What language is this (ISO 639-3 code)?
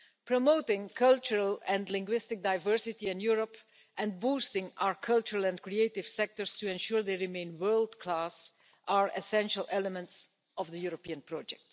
eng